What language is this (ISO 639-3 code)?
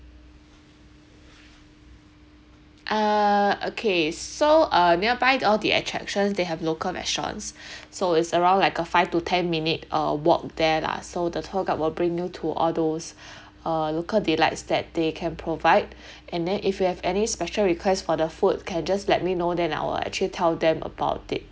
eng